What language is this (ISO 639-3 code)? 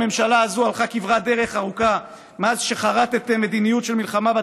heb